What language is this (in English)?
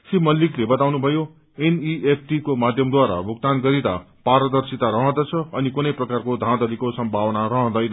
Nepali